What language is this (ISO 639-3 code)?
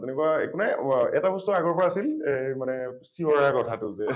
asm